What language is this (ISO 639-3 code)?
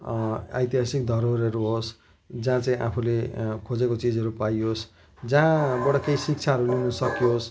nep